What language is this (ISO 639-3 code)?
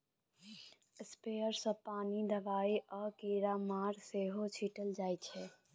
mai